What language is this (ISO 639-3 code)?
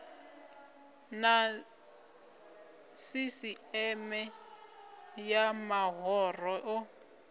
ven